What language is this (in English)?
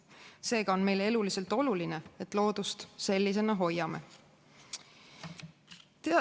Estonian